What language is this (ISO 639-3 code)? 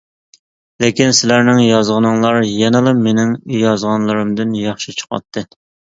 uig